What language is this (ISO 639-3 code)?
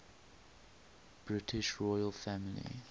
eng